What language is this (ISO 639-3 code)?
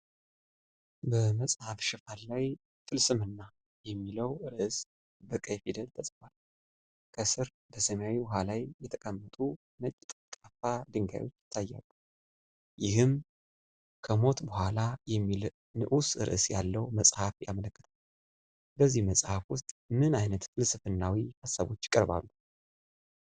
amh